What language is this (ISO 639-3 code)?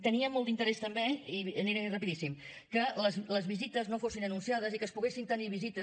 cat